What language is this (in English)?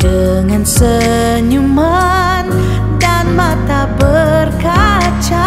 Indonesian